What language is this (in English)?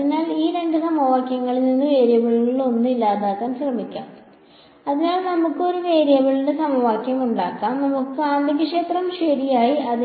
Malayalam